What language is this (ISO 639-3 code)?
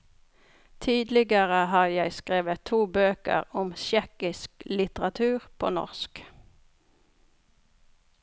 nor